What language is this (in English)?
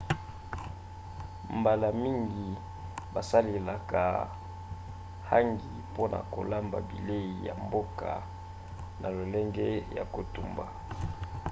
Lingala